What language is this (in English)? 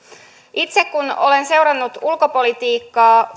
Finnish